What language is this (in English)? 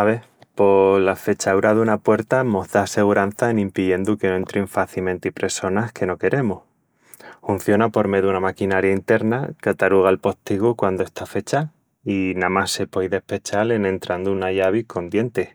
Extremaduran